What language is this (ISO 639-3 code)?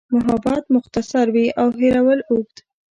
pus